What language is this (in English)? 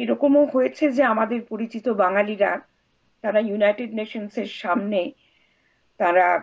Bangla